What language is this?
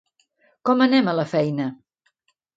Catalan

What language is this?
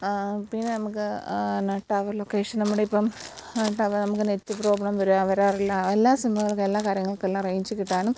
Malayalam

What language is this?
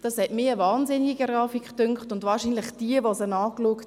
Swiss German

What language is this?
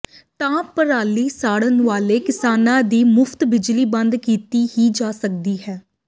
Punjabi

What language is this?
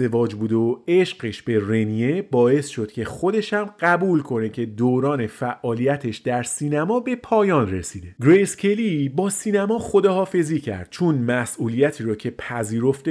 Persian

